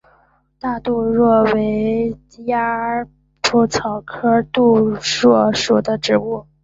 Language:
Chinese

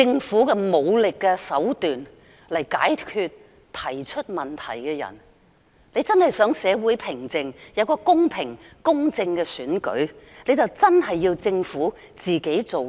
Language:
Cantonese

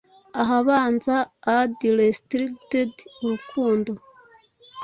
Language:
Kinyarwanda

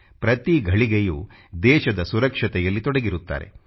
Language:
Kannada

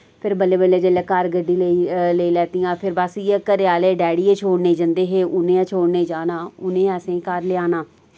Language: Dogri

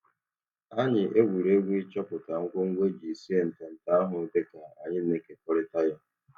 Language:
Igbo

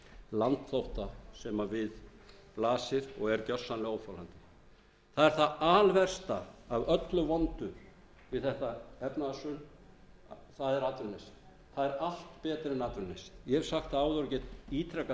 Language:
Icelandic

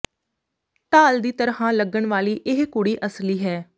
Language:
Punjabi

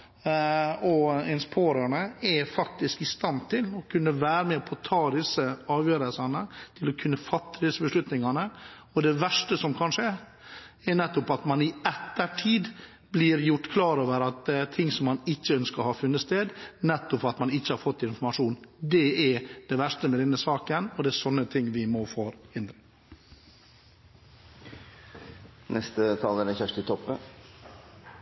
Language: Norwegian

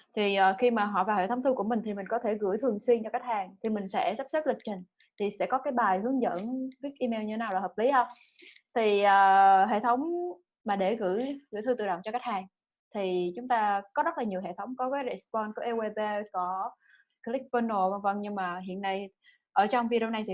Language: Vietnamese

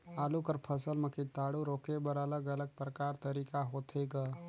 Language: Chhattisgarhi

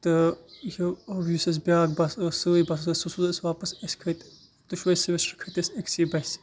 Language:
Kashmiri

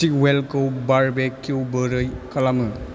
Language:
Bodo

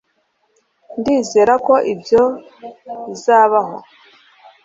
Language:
Kinyarwanda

